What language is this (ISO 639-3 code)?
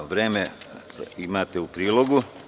srp